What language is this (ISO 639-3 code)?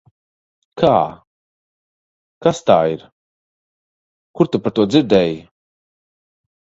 lav